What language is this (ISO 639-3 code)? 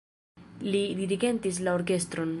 epo